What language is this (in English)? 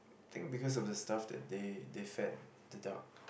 English